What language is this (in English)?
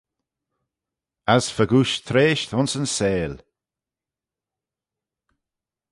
Manx